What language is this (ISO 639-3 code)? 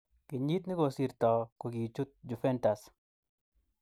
kln